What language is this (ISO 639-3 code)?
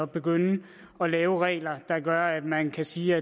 dan